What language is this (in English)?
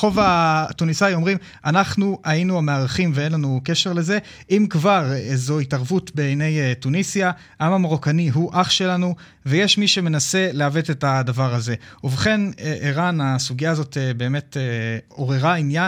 Hebrew